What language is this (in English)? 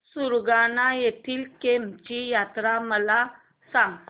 Marathi